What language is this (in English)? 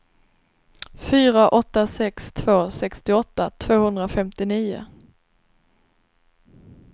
Swedish